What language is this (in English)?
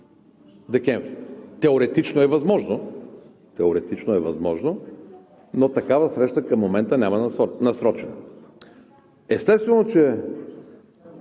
Bulgarian